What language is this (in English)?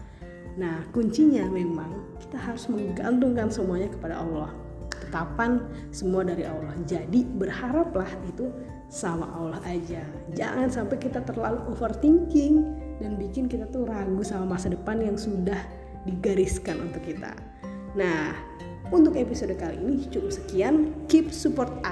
Indonesian